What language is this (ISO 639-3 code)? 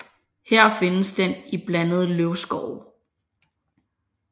dan